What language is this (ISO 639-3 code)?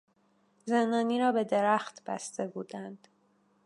fas